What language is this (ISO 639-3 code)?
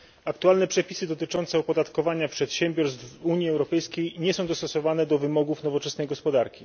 pol